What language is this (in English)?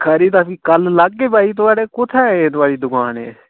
Dogri